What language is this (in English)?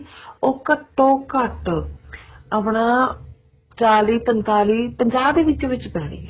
Punjabi